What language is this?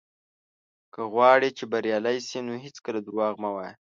Pashto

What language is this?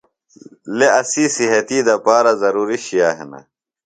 Phalura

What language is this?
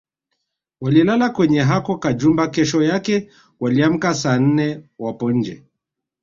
Swahili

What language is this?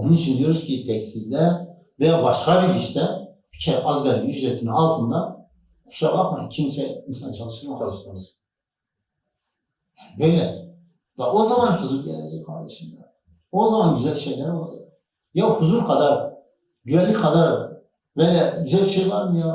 Turkish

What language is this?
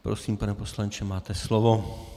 Czech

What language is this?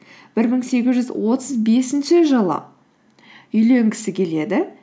Kazakh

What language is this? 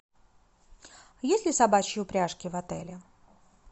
Russian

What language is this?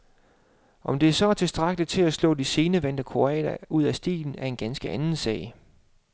Danish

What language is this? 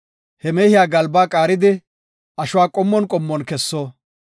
Gofa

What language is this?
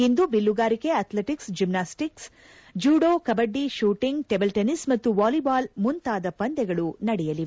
Kannada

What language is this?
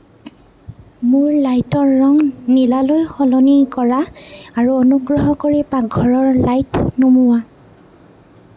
Assamese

